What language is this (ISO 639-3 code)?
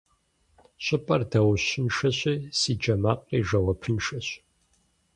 kbd